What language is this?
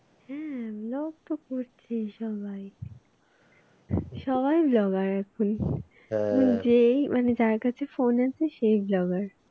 Bangla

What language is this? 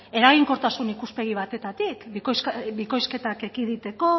Basque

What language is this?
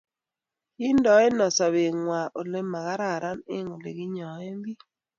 Kalenjin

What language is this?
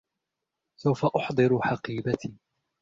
Arabic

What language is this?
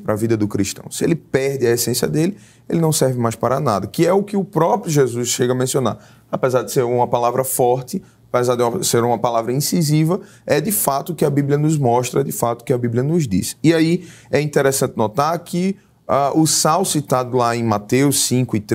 Portuguese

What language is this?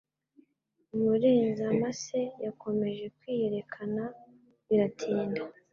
Kinyarwanda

